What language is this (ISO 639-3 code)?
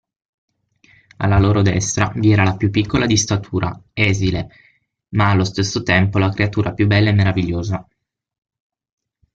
ita